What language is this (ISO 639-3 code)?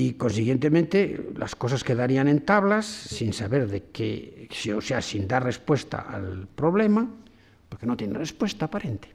spa